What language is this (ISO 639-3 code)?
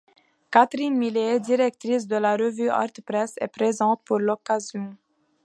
fra